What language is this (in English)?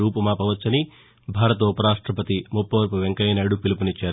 Telugu